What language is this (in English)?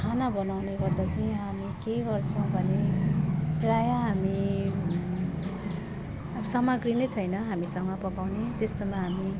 Nepali